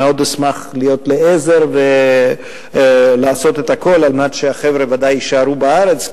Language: Hebrew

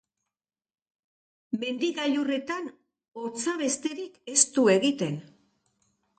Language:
Basque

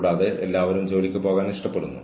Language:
Malayalam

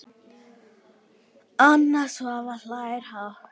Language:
Icelandic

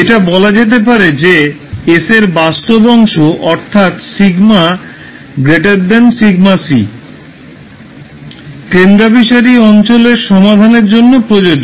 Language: Bangla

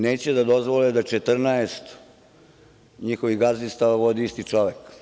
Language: Serbian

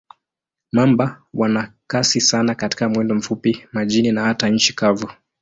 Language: Swahili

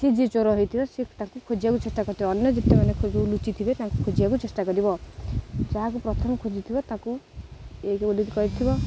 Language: Odia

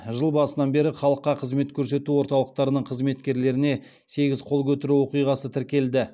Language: Kazakh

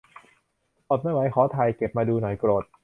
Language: Thai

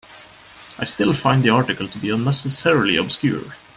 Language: English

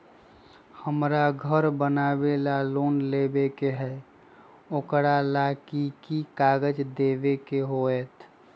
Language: Magahi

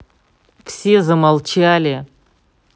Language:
Russian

